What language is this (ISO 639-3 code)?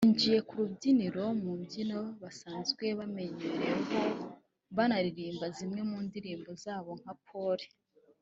kin